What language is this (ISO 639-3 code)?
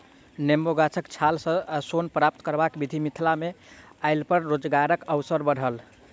mai